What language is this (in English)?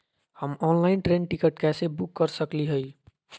Magahi